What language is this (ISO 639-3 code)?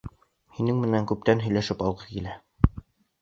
bak